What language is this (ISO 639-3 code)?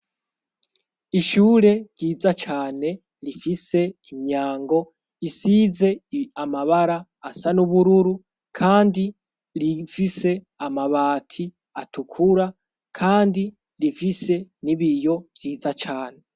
run